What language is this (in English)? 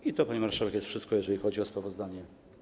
Polish